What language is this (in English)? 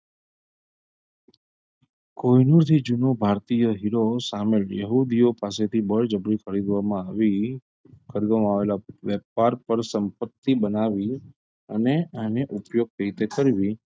Gujarati